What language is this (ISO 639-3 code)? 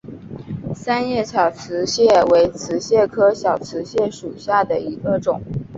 zho